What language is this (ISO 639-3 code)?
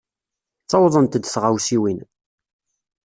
kab